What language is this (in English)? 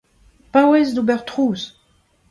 Breton